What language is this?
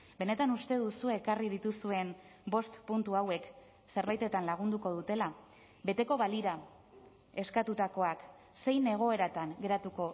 Basque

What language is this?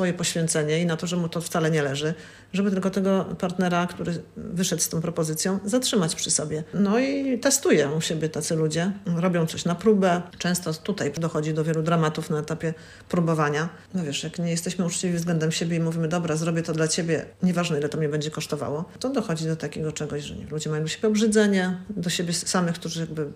Polish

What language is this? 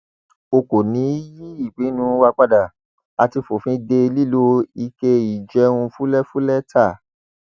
Yoruba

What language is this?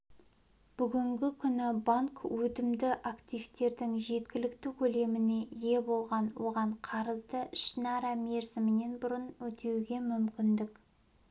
Kazakh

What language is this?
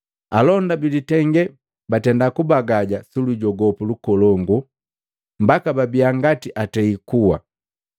Matengo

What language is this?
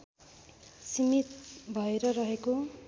Nepali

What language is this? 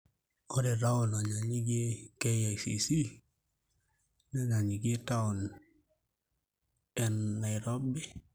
Masai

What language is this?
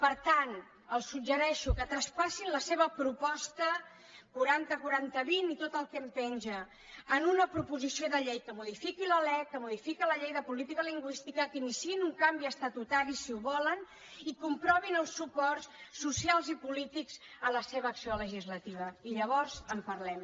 Catalan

